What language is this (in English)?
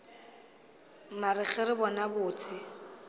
Northern Sotho